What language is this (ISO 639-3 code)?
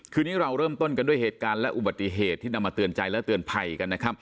tha